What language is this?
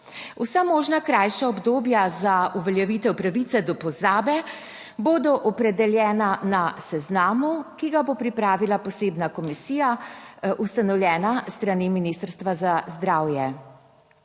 Slovenian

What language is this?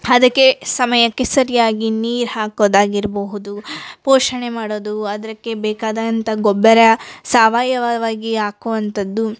Kannada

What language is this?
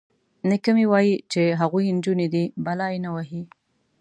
Pashto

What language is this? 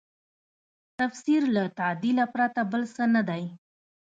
Pashto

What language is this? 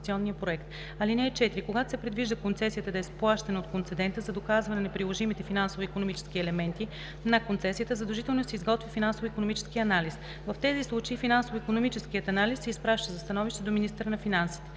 Bulgarian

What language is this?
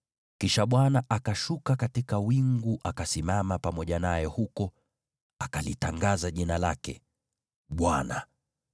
Swahili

